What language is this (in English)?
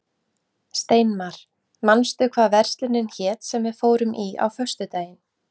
Icelandic